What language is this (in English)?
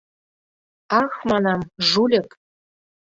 Mari